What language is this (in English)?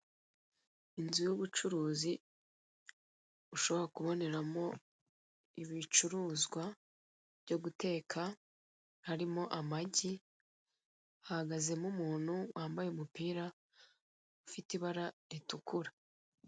Kinyarwanda